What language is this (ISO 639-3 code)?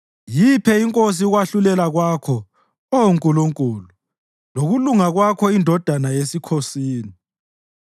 nde